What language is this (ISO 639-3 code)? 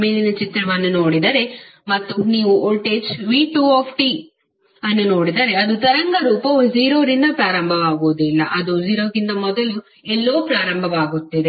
kan